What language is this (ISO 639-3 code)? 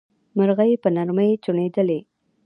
pus